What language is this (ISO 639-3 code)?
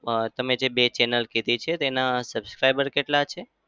guj